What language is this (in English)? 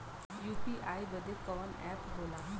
Bhojpuri